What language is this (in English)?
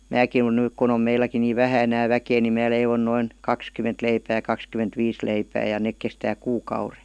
Finnish